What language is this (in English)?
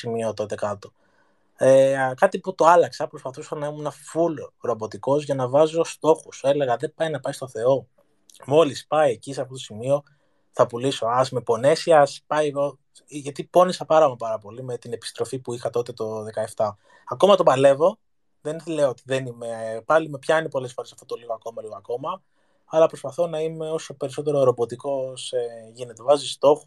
Greek